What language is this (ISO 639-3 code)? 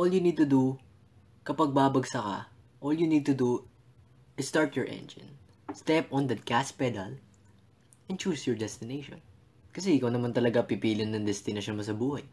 fil